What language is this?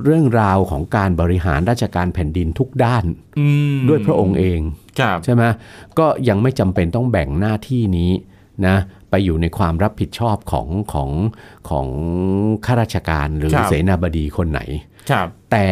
Thai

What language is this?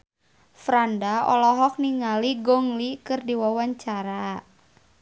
Sundanese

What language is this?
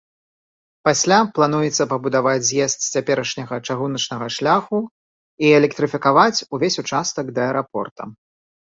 Belarusian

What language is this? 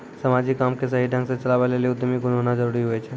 Maithili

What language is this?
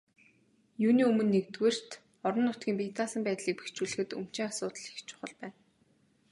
Mongolian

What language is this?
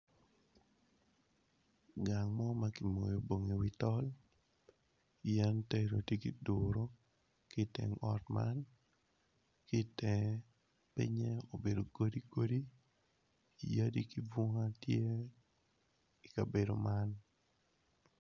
Acoli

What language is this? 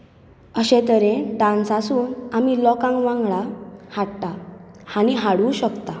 Konkani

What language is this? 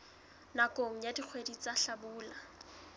Southern Sotho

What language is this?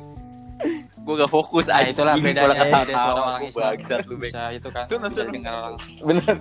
Indonesian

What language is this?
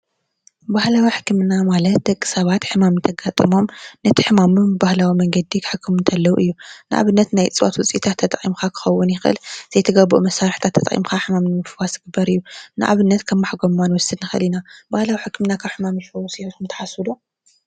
Tigrinya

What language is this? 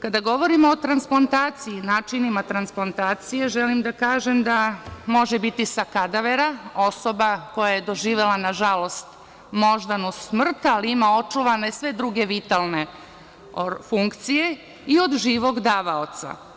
Serbian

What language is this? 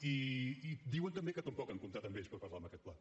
Catalan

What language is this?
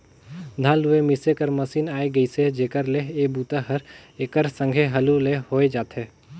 Chhattisgarhi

